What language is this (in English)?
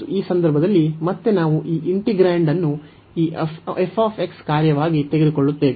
Kannada